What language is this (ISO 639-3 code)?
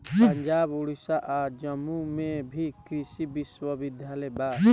bho